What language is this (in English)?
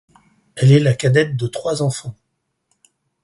French